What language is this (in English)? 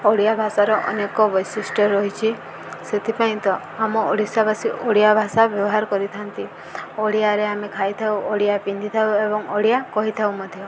Odia